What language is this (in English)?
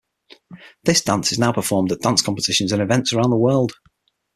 English